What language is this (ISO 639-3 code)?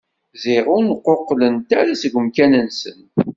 kab